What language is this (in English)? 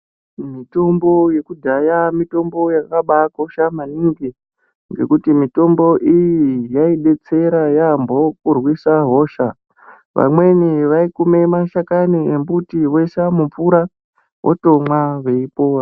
Ndau